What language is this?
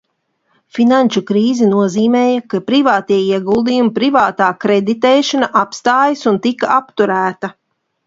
Latvian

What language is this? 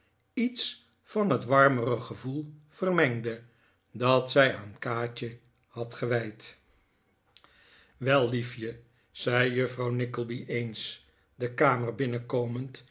Dutch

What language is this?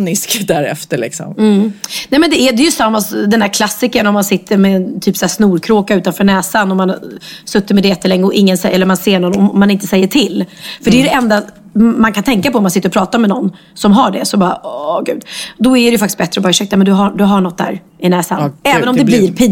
Swedish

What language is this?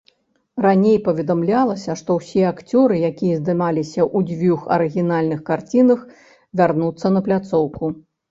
Belarusian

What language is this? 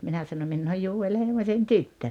Finnish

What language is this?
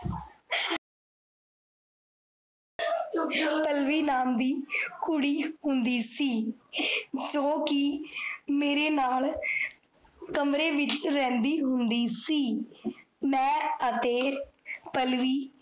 Punjabi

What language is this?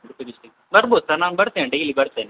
Kannada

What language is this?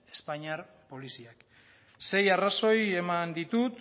Basque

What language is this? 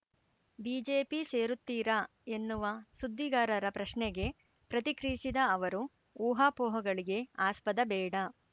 Kannada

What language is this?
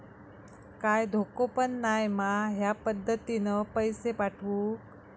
Marathi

